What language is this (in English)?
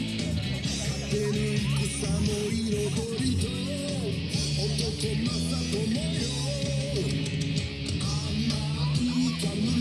Japanese